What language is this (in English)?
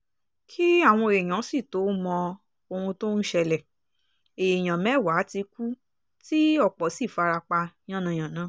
Yoruba